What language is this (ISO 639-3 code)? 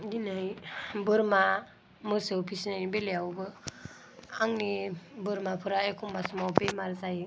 brx